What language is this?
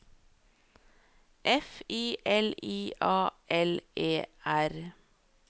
Norwegian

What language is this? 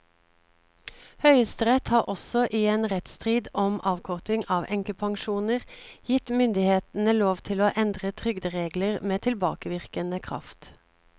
Norwegian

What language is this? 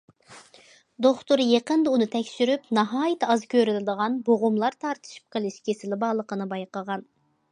Uyghur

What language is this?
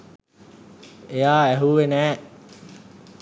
Sinhala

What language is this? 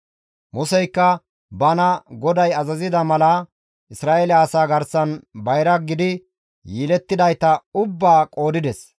Gamo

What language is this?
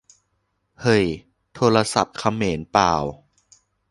Thai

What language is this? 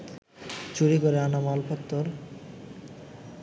Bangla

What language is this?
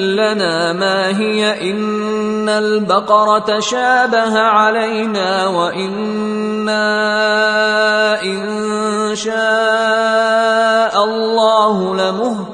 Arabic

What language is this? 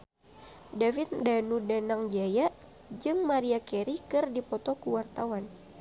Sundanese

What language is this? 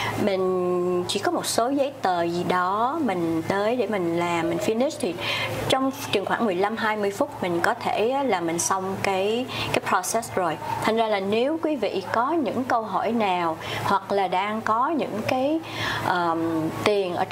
Vietnamese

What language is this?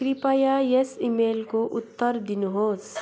Nepali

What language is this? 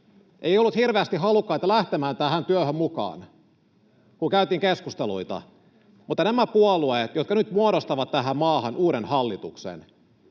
Finnish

